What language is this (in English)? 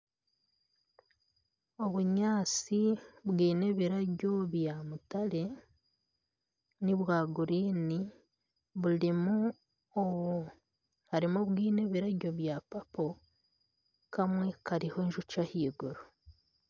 Nyankole